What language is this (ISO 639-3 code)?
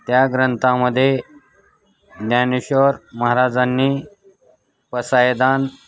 mar